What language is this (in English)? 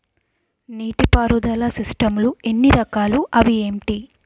Telugu